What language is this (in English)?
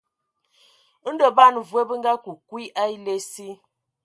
Ewondo